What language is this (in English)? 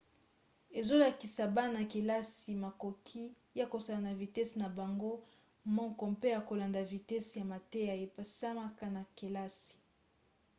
Lingala